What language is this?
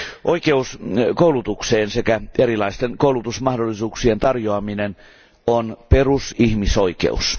Finnish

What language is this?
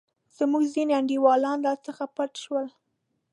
Pashto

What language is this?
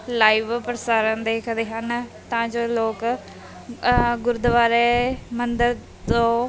Punjabi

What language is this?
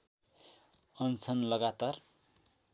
Nepali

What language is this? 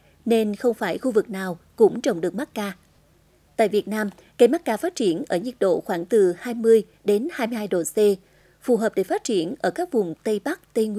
Vietnamese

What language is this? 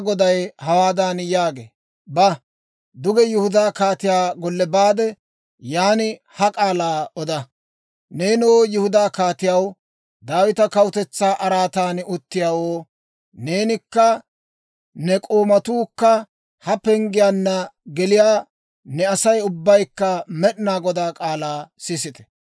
Dawro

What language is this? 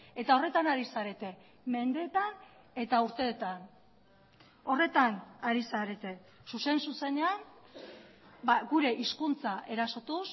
Basque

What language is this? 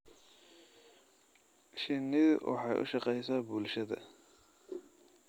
Somali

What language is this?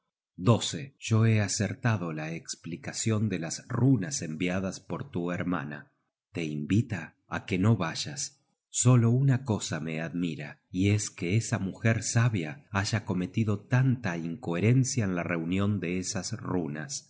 Spanish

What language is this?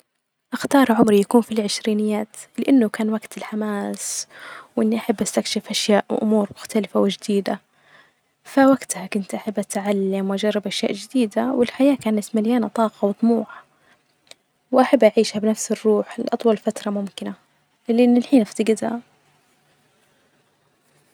Najdi Arabic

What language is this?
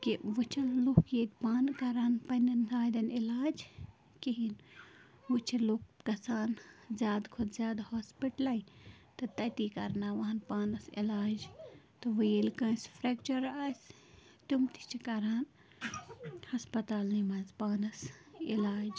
Kashmiri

